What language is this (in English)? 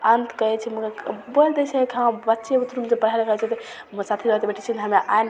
Maithili